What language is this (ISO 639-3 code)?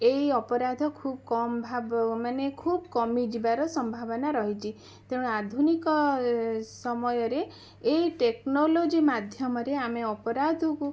ori